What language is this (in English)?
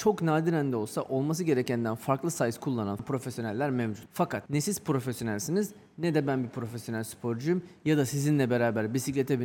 Turkish